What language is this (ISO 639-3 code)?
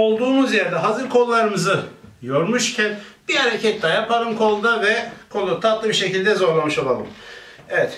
tur